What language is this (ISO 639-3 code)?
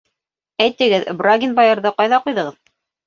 bak